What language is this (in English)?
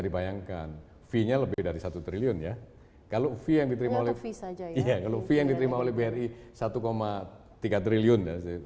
Indonesian